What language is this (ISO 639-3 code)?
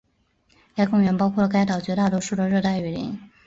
zho